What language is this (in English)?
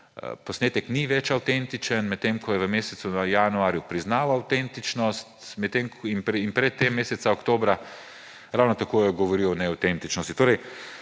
Slovenian